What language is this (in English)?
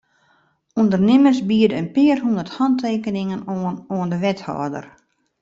Western Frisian